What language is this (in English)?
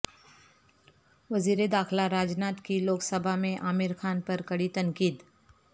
Urdu